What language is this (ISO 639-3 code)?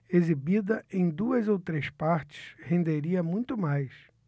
por